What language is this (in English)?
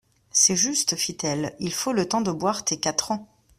French